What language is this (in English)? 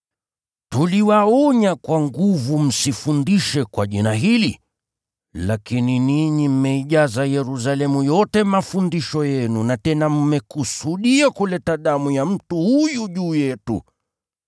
Swahili